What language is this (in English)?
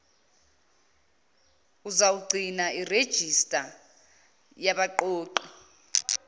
Zulu